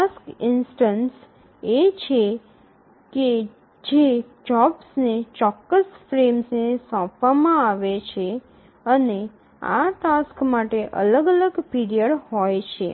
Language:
Gujarati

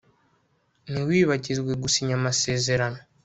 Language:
Kinyarwanda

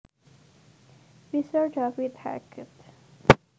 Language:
Javanese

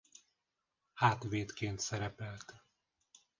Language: Hungarian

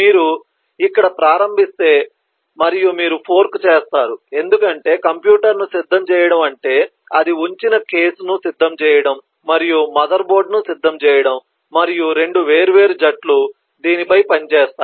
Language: Telugu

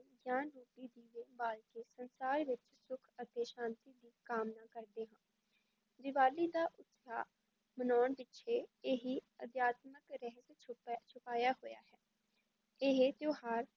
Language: Punjabi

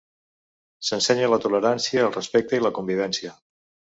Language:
Catalan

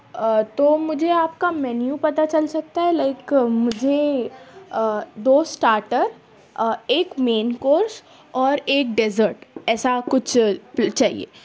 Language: Urdu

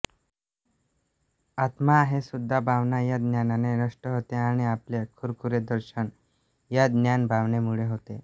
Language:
Marathi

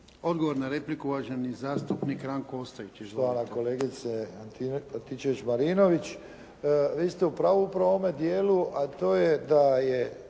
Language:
Croatian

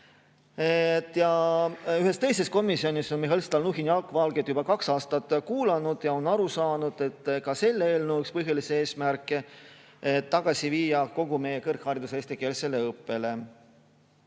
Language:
Estonian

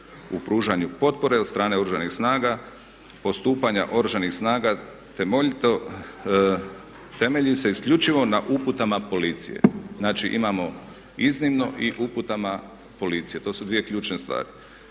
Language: Croatian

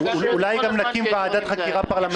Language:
Hebrew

